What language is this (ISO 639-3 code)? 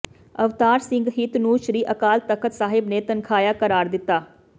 pan